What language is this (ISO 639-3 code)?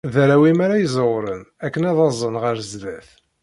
kab